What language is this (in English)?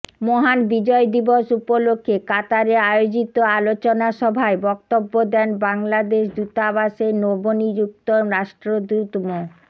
Bangla